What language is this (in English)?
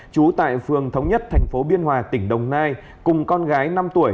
Vietnamese